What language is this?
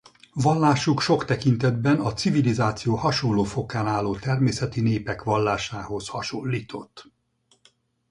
Hungarian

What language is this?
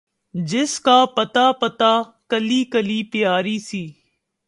Urdu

